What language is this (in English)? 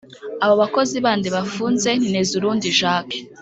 Kinyarwanda